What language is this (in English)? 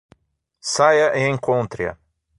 Portuguese